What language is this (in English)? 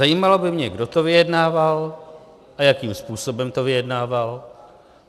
Czech